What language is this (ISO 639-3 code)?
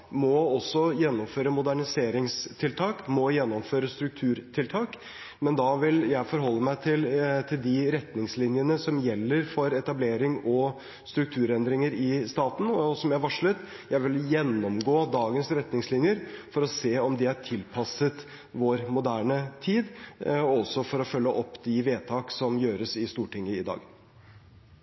nob